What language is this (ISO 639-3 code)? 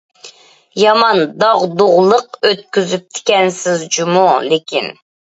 uig